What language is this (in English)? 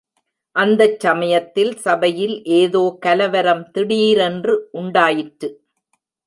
Tamil